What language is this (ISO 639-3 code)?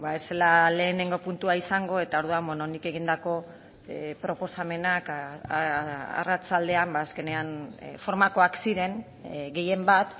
eus